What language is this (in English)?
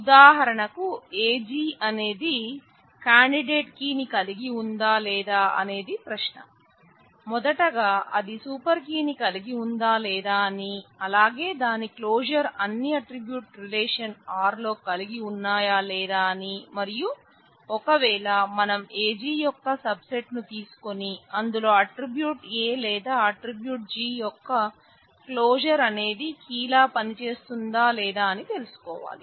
Telugu